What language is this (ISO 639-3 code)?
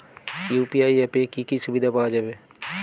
ben